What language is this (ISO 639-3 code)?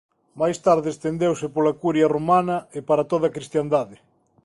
glg